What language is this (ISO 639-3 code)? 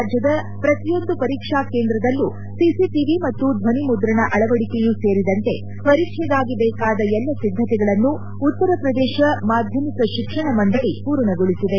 kan